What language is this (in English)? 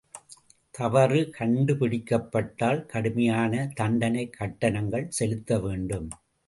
Tamil